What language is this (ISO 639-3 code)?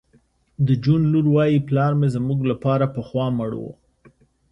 pus